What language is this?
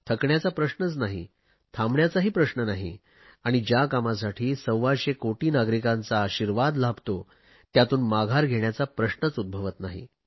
Marathi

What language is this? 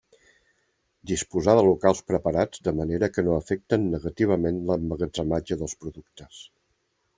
Catalan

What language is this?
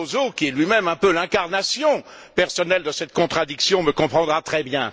French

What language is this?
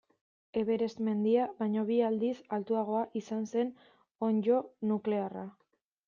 Basque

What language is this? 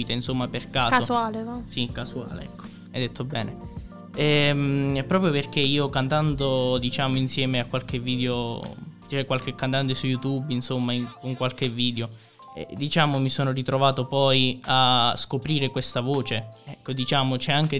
Italian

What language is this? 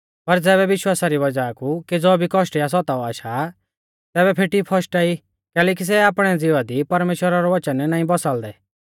Mahasu Pahari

